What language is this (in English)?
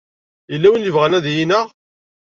Kabyle